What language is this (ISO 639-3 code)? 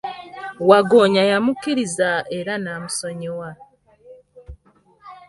lug